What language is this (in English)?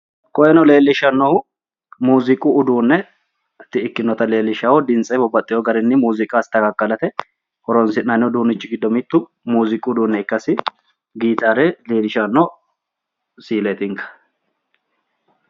Sidamo